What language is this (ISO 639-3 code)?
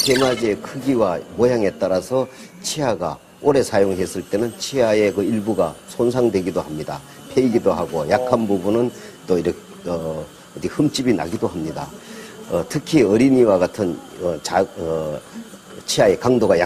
kor